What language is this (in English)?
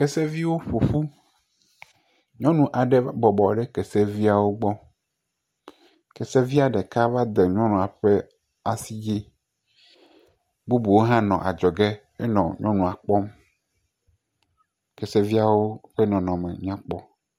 Ewe